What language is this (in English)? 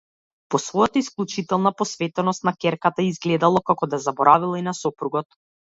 Macedonian